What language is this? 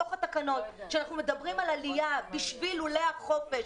Hebrew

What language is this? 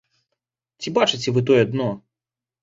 Belarusian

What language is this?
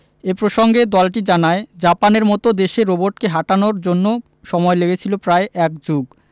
Bangla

